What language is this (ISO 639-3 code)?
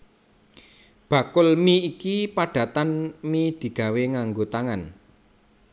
jav